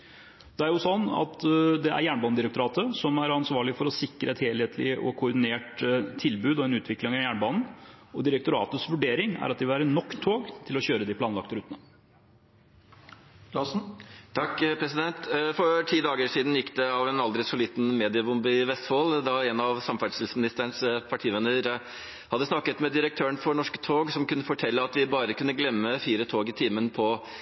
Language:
Norwegian Bokmål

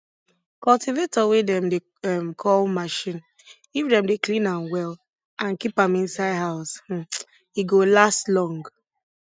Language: Nigerian Pidgin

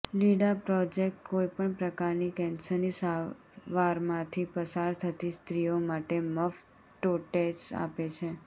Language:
Gujarati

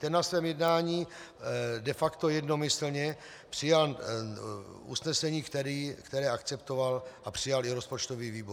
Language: Czech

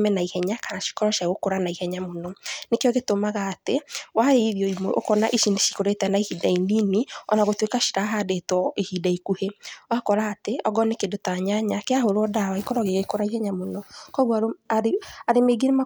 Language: Kikuyu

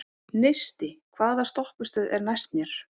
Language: Icelandic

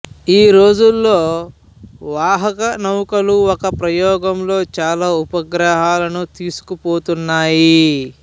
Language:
Telugu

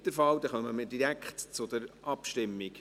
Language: Swiss German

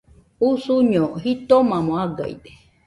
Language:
Nüpode Huitoto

